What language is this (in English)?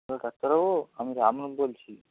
Bangla